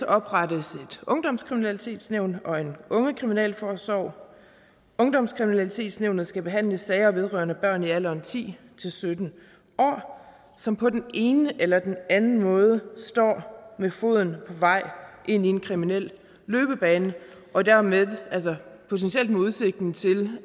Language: Danish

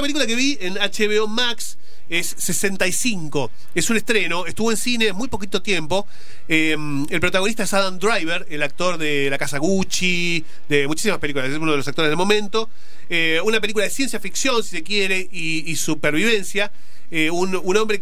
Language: Spanish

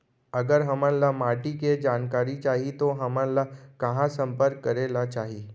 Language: Chhattisgarhi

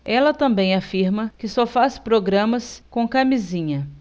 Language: Portuguese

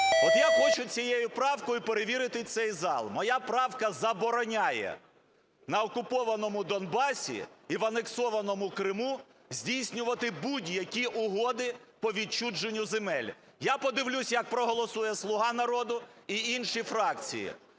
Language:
Ukrainian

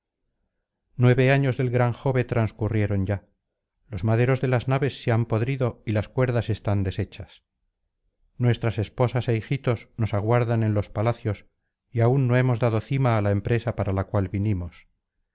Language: Spanish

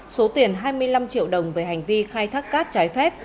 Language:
Vietnamese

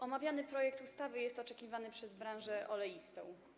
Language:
Polish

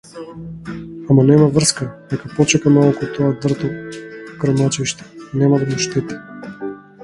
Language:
Macedonian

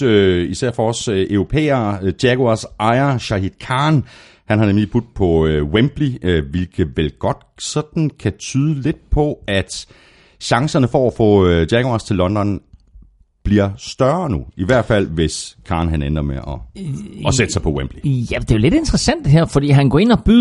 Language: Danish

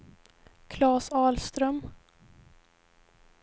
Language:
Swedish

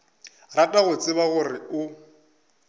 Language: Northern Sotho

